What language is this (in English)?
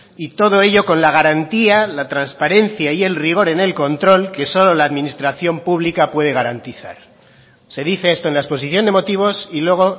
Spanish